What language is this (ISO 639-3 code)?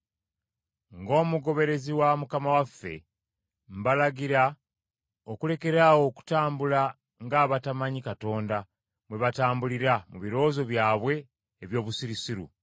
lug